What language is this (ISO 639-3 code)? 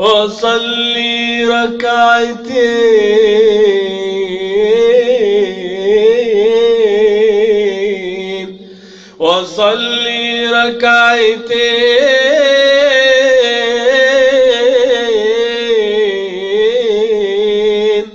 ara